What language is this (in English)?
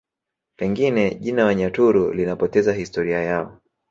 Swahili